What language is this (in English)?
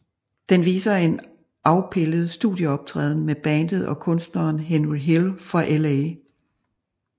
Danish